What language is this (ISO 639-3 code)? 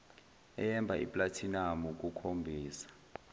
zul